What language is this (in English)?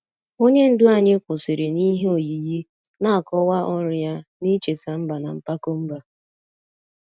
Igbo